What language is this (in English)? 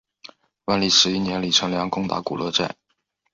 Chinese